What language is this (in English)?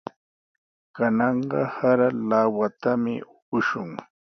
Sihuas Ancash Quechua